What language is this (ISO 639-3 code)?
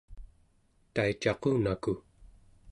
esu